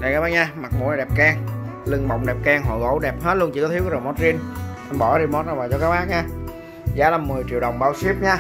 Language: Vietnamese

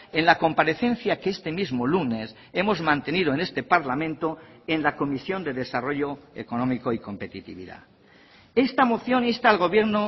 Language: Spanish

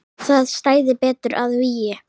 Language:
Icelandic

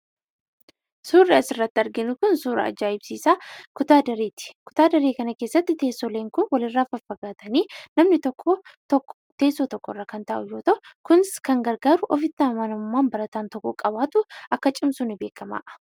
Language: Oromo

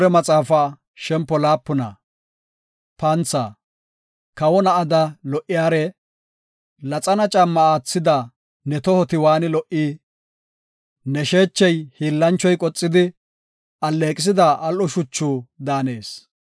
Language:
Gofa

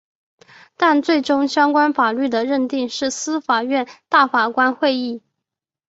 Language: Chinese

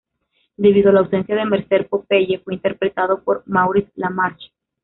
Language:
Spanish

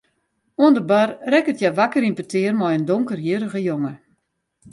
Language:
Western Frisian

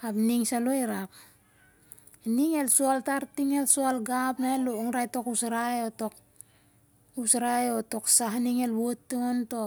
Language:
Siar-Lak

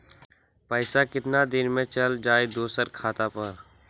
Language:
Magahi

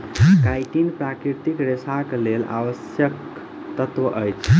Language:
Maithili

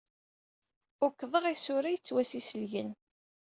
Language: Kabyle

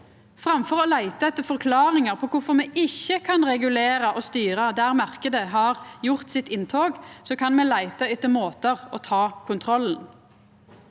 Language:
Norwegian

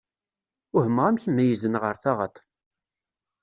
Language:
Kabyle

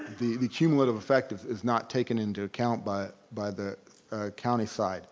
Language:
English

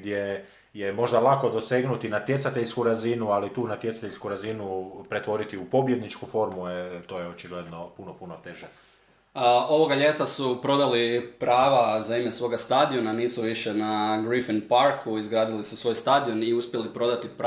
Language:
Croatian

